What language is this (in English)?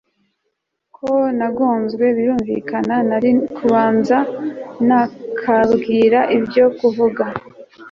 Kinyarwanda